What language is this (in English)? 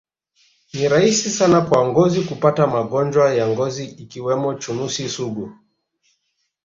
Swahili